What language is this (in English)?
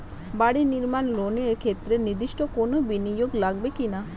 Bangla